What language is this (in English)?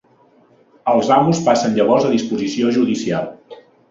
Catalan